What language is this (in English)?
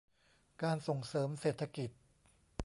Thai